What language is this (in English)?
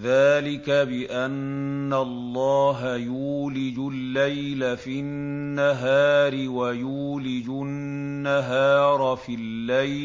Arabic